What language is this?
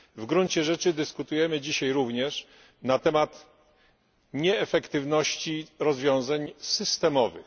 Polish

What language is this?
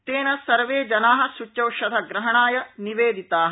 Sanskrit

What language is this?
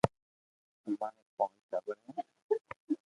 Loarki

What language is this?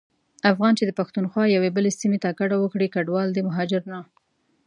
Pashto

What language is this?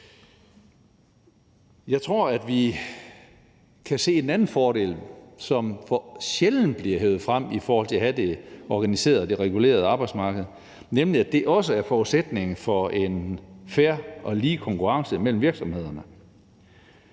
Danish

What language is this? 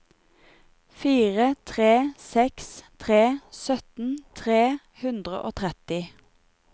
Norwegian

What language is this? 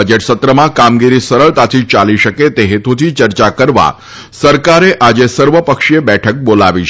Gujarati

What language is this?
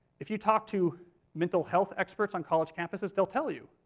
English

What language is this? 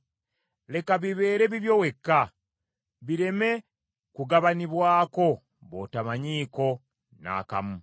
Ganda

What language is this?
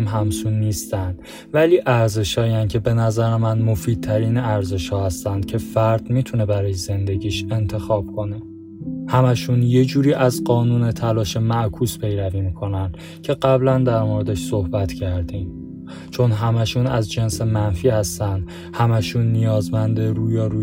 Persian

